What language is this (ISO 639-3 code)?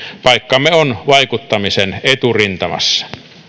fin